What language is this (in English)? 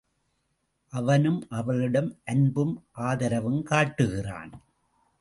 Tamil